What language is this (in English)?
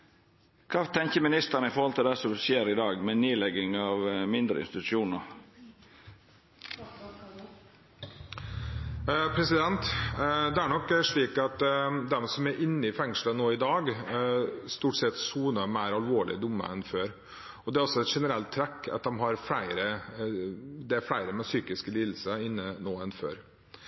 Norwegian